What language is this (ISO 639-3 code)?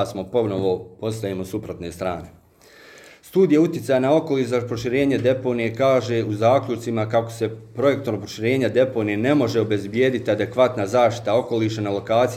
hrv